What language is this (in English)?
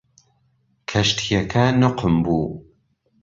Central Kurdish